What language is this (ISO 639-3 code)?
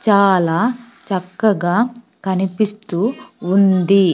tel